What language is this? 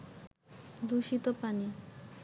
Bangla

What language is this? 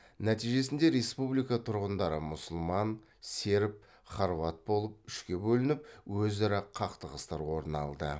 Kazakh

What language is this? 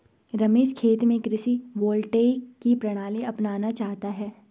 Hindi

